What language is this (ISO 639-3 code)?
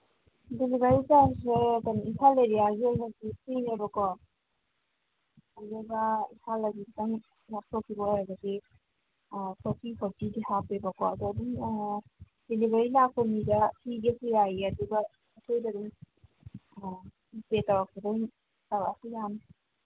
mni